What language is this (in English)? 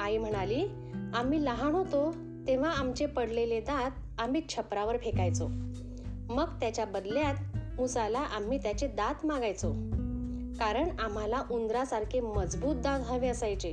Marathi